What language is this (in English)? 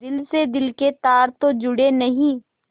Hindi